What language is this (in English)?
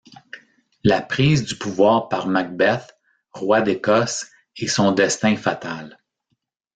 French